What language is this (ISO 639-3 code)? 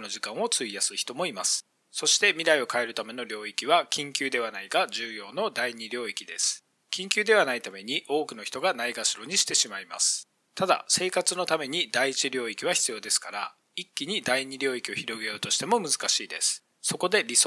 jpn